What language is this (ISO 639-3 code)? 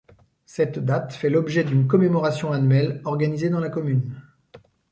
fra